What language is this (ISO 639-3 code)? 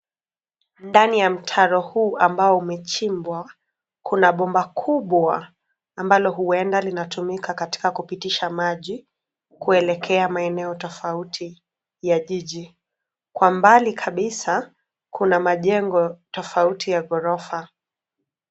swa